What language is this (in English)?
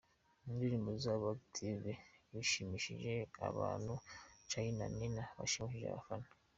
Kinyarwanda